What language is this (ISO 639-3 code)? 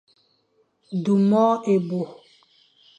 fan